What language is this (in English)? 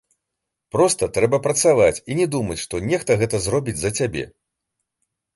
Belarusian